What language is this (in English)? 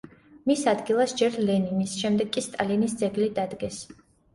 Georgian